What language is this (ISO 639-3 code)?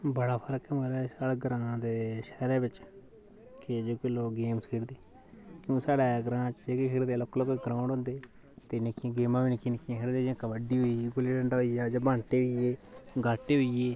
doi